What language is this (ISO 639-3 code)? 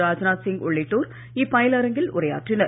tam